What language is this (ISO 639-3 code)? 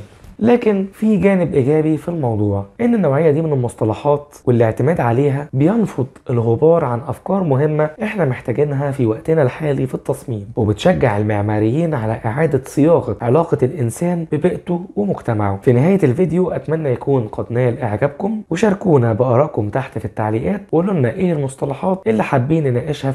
ara